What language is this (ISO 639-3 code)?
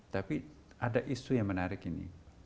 ind